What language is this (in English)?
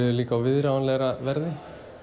Icelandic